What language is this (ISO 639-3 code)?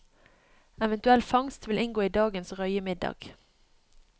nor